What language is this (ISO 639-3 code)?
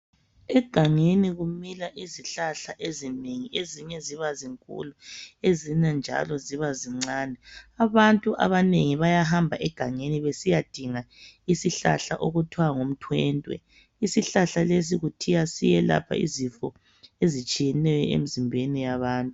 nde